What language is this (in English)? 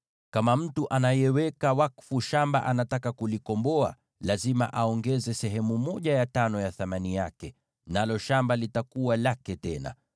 Swahili